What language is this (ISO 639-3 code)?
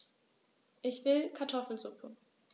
deu